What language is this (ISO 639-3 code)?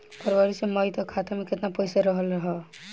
bho